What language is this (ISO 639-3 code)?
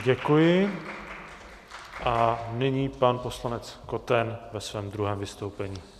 ces